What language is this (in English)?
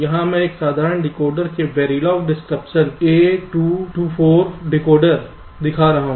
Hindi